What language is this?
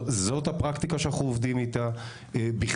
Hebrew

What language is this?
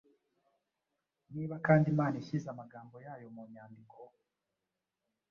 Kinyarwanda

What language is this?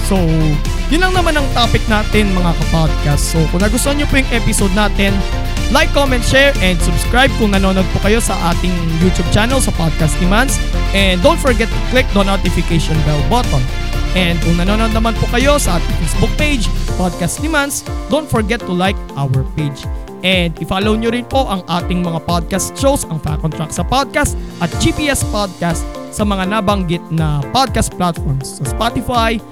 Filipino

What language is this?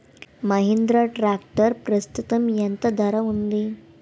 Telugu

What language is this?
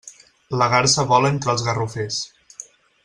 Catalan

